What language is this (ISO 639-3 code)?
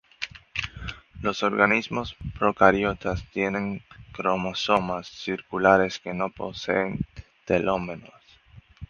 spa